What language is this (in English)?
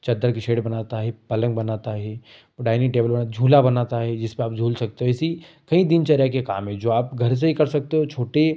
Hindi